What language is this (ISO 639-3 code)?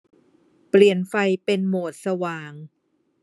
tha